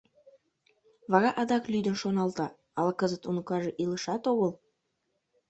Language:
Mari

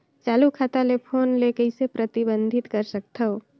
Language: Chhattisgarhi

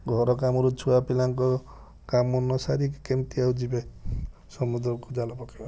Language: Odia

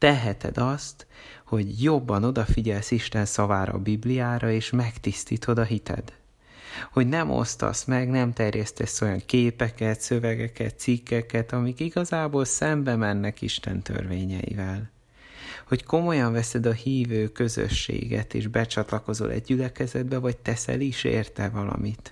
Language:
Hungarian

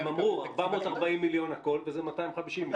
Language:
Hebrew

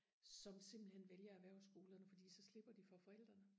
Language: Danish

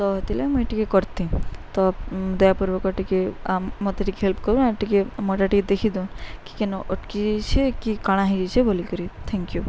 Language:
Odia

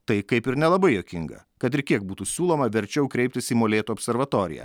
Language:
Lithuanian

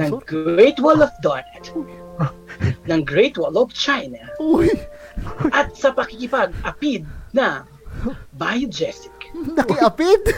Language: Filipino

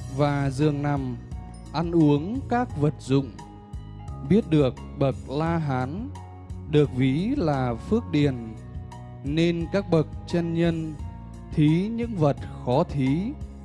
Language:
Vietnamese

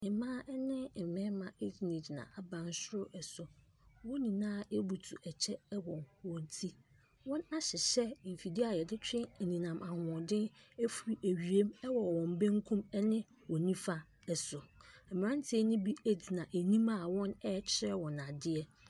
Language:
Akan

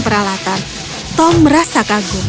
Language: Indonesian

